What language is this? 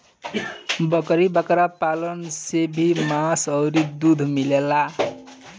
Bhojpuri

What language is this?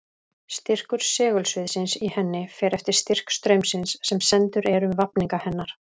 Icelandic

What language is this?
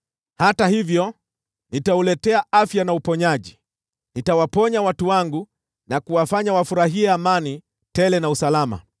Swahili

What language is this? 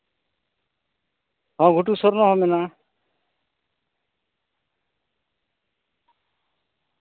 Santali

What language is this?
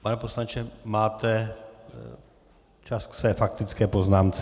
Czech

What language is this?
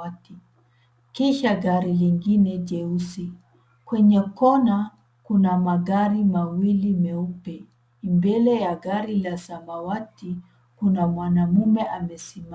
Swahili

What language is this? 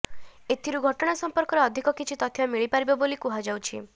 Odia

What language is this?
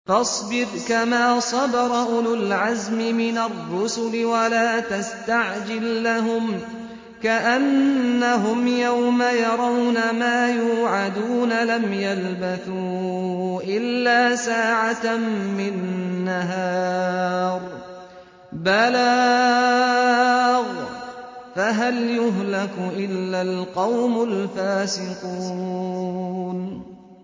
Arabic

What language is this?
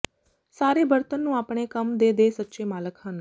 Punjabi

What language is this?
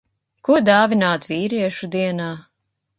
Latvian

